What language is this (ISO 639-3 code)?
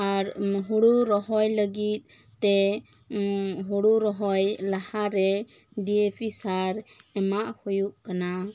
sat